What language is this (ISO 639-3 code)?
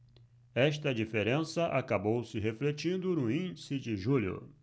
por